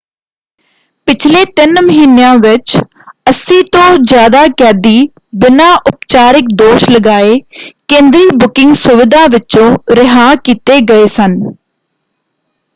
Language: Punjabi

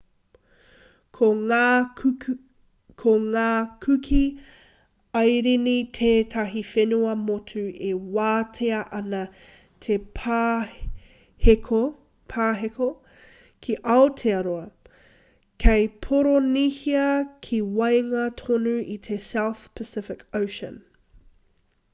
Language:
Māori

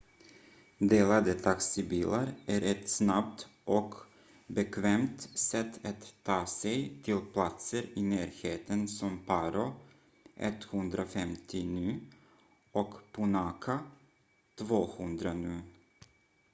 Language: Swedish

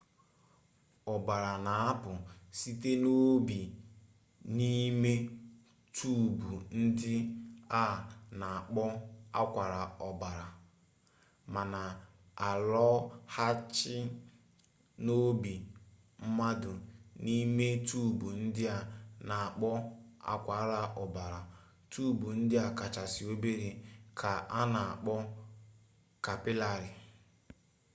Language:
Igbo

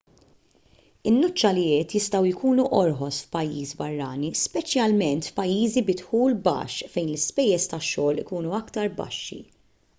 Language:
Maltese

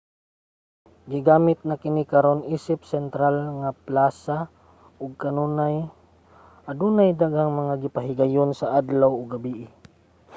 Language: Cebuano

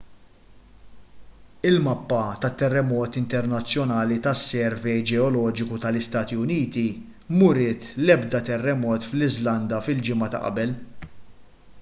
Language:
Maltese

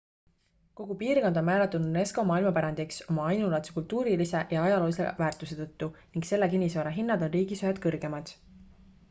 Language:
Estonian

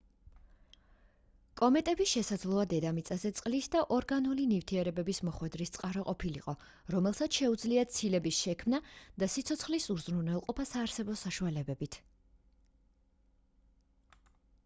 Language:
Georgian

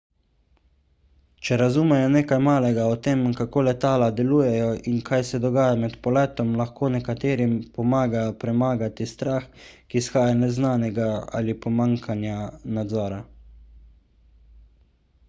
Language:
Slovenian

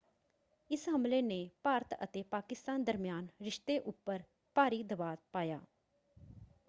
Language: Punjabi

